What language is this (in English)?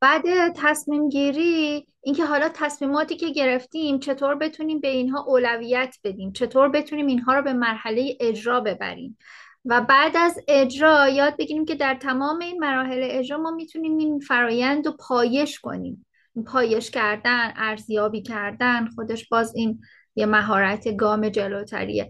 Persian